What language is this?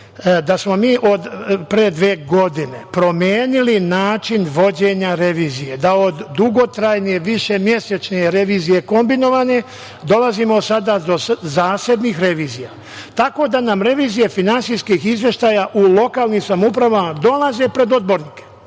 Serbian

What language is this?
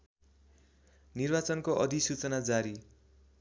Nepali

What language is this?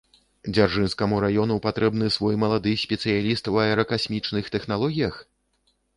Belarusian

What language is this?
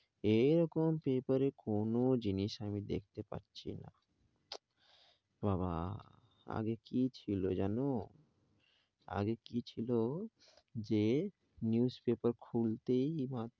Bangla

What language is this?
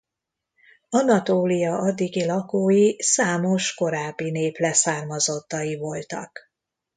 Hungarian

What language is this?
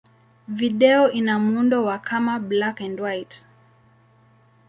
Swahili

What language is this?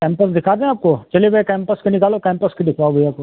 Hindi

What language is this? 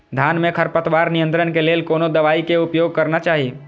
Maithili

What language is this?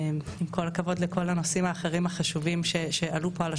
Hebrew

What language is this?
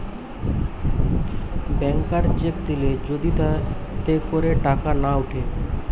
Bangla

